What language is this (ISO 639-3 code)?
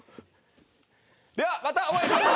jpn